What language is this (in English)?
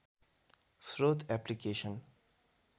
Nepali